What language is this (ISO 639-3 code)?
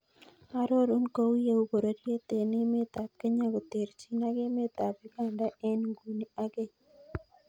kln